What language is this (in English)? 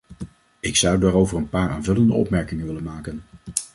Dutch